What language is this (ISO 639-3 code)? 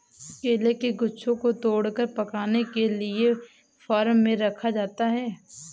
hin